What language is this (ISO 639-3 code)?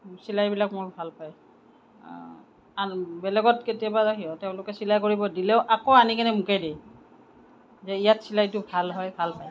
asm